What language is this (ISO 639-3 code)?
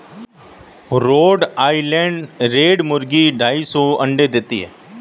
hin